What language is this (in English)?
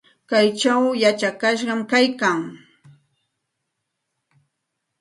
Santa Ana de Tusi Pasco Quechua